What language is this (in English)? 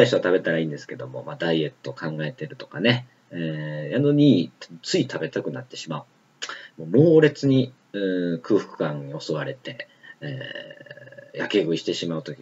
Japanese